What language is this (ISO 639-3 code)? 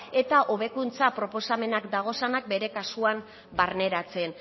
eus